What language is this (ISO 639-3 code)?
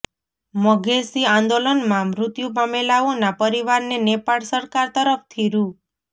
guj